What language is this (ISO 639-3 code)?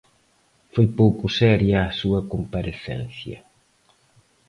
glg